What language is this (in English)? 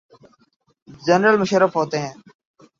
Urdu